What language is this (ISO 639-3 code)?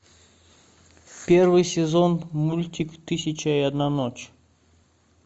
rus